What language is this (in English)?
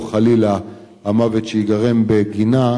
Hebrew